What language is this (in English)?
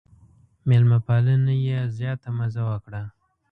Pashto